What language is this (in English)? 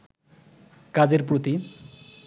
Bangla